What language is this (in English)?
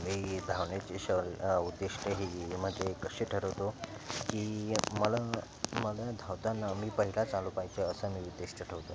Marathi